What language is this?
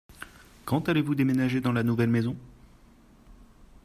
French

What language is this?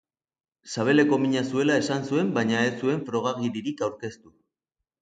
Basque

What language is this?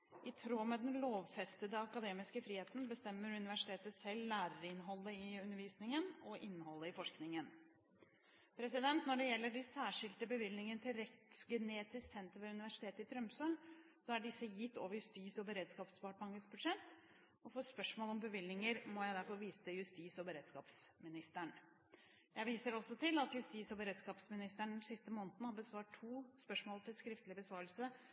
Norwegian Bokmål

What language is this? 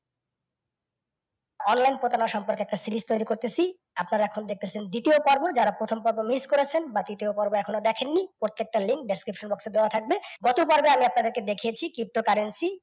Bangla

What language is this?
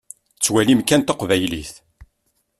Kabyle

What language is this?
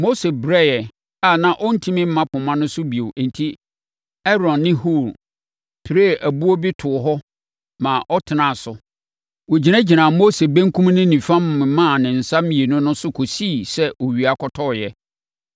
Akan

